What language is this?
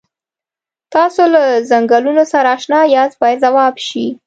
Pashto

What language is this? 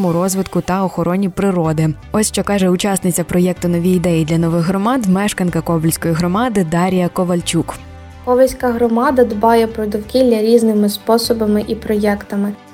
Ukrainian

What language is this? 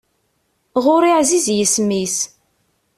Kabyle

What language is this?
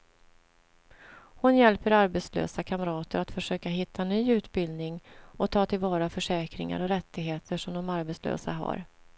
Swedish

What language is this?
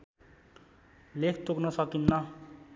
Nepali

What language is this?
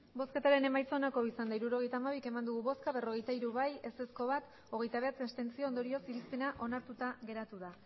Basque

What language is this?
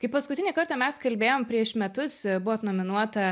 Lithuanian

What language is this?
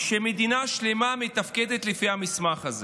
Hebrew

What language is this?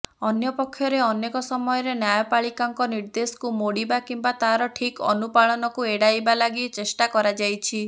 Odia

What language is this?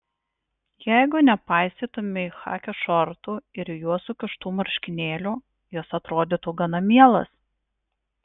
Lithuanian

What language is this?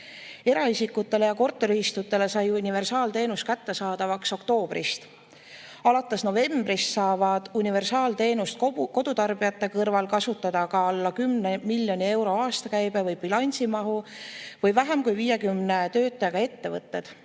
Estonian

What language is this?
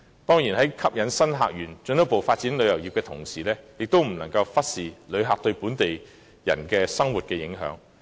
Cantonese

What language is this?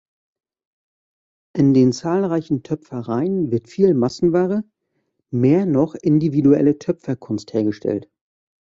German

